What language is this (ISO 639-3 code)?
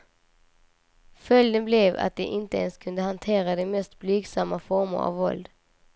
swe